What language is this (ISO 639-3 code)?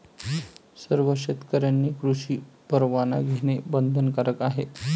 mar